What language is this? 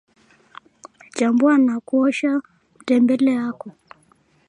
Swahili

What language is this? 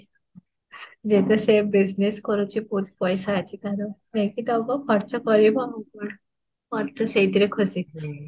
Odia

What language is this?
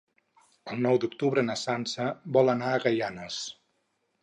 Catalan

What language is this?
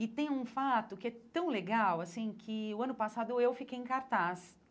Portuguese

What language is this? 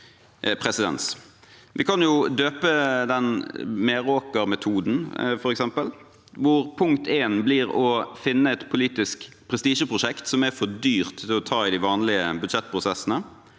Norwegian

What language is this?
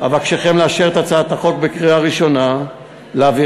Hebrew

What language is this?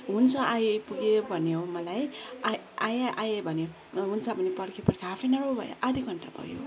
Nepali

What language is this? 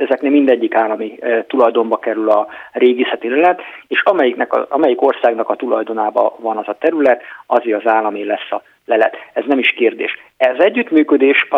Hungarian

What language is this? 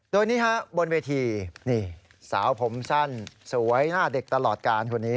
Thai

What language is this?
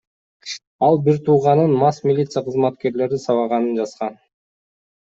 Kyrgyz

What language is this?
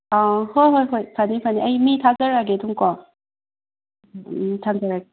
Manipuri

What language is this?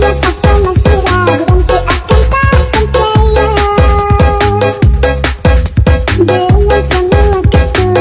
Indonesian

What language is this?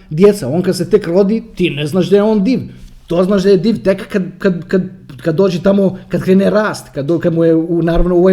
Croatian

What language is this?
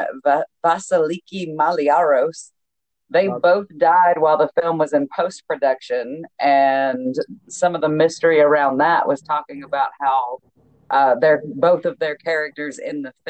English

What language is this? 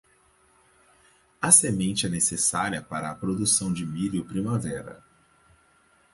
Portuguese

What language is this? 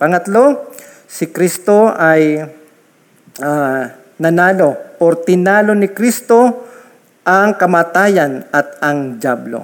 Filipino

